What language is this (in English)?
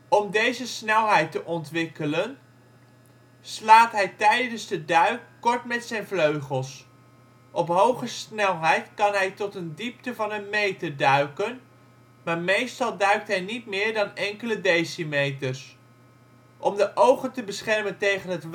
Dutch